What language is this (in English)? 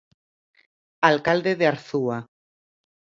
Galician